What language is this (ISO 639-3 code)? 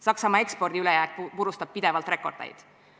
est